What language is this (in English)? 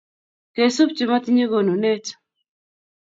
Kalenjin